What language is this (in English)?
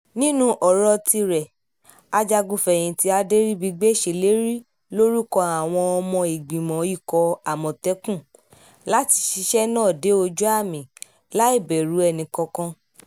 Yoruba